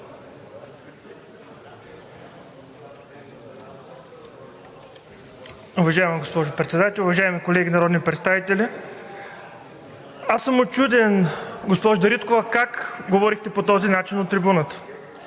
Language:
Bulgarian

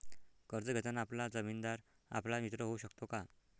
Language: Marathi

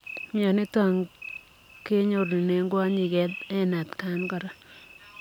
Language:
Kalenjin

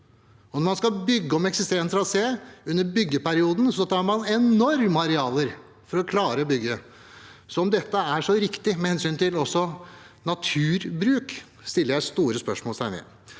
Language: Norwegian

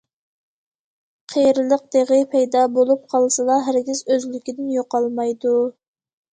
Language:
Uyghur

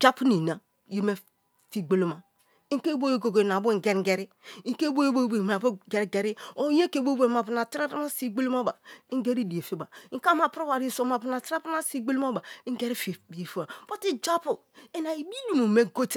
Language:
Kalabari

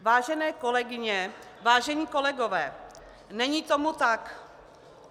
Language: Czech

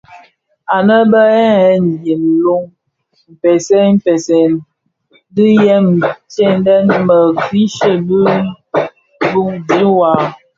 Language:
Bafia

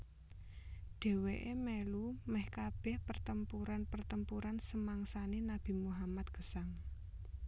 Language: Javanese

